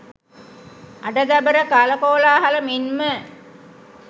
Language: Sinhala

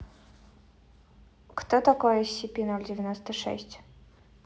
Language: Russian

